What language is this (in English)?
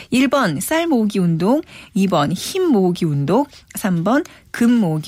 Korean